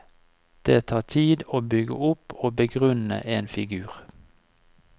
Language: Norwegian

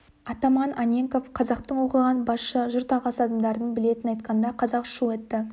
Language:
Kazakh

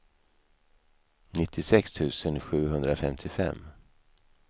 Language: Swedish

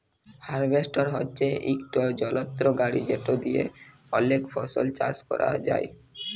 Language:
Bangla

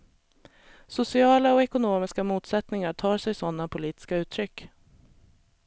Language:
Swedish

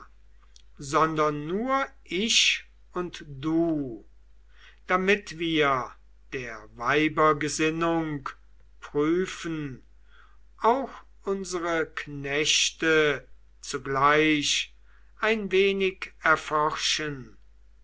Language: German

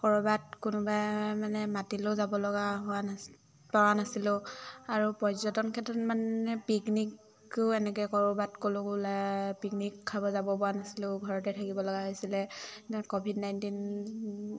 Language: Assamese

